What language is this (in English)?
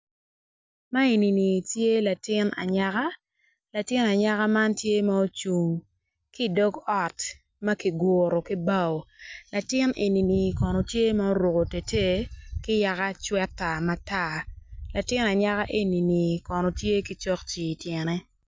Acoli